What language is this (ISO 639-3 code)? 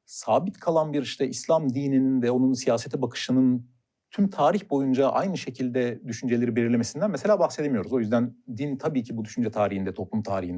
tur